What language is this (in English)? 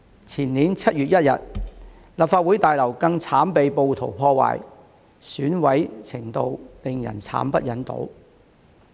Cantonese